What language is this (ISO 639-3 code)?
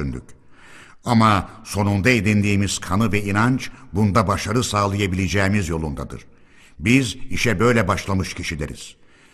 tur